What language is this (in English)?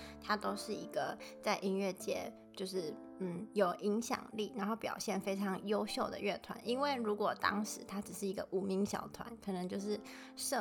Chinese